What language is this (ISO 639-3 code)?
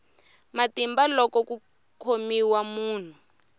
tso